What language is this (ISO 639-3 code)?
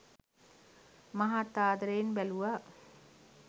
sin